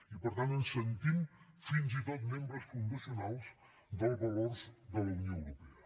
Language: Catalan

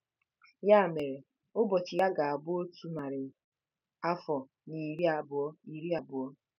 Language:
Igbo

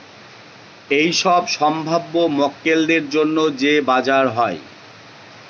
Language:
Bangla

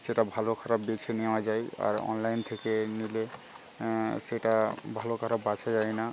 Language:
Bangla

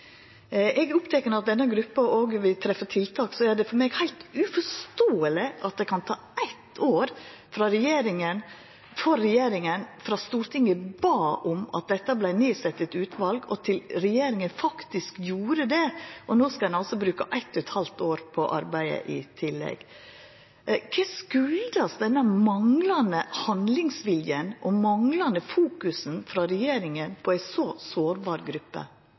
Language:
Norwegian Nynorsk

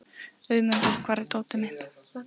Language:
Icelandic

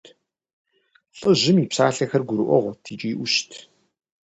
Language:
Kabardian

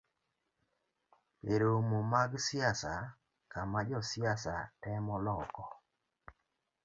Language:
Luo (Kenya and Tanzania)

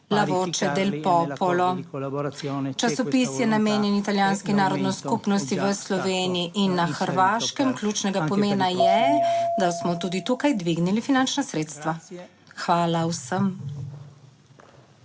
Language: Slovenian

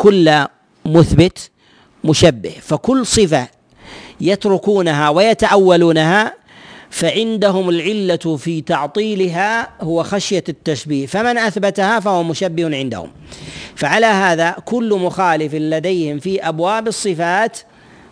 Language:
Arabic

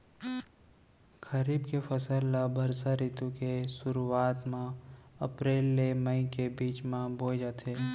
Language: Chhattisgarhi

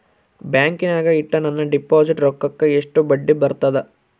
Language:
Kannada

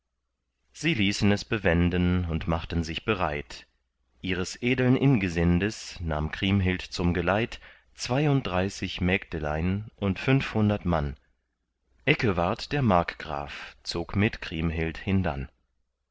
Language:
German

